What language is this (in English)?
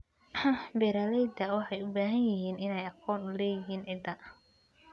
Somali